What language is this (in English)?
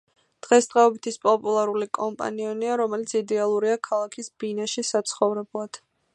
Georgian